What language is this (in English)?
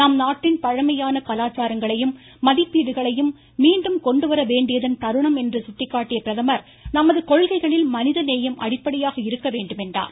Tamil